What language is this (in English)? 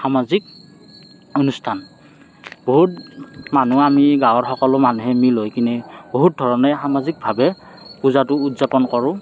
Assamese